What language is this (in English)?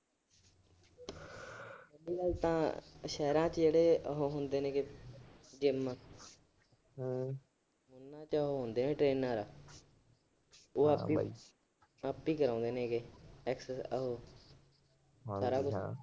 Punjabi